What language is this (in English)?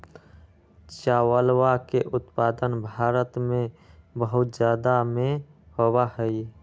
Magahi